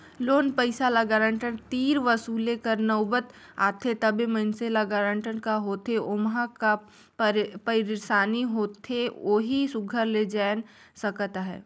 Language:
Chhattisgarhi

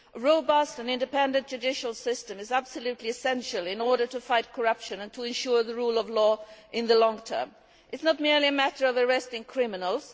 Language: English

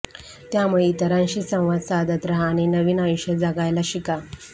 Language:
Marathi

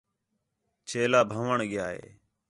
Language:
Khetrani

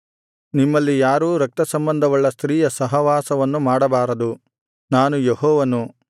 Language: Kannada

